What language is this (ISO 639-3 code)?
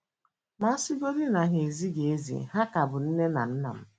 ibo